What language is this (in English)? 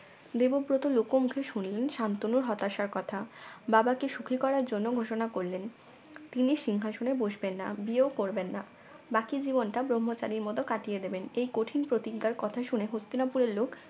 Bangla